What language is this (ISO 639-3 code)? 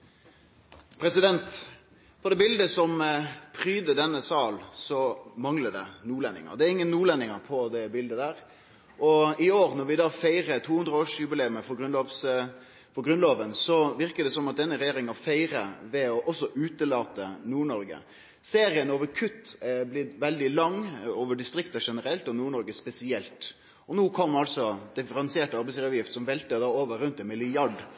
nno